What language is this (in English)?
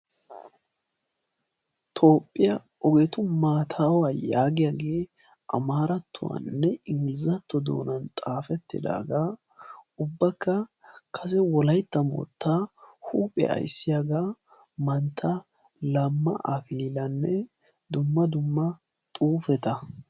Wolaytta